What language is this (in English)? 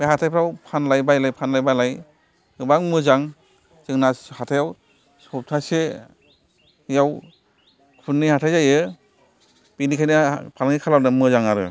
Bodo